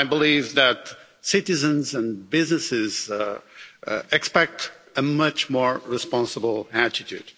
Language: English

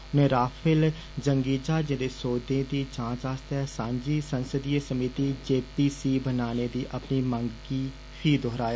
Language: Dogri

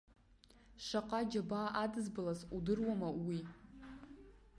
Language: Abkhazian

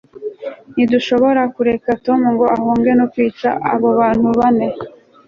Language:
Kinyarwanda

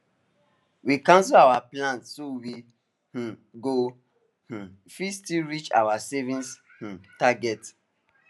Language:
Nigerian Pidgin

